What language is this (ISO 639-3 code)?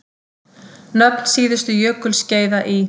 isl